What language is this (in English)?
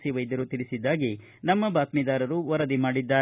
Kannada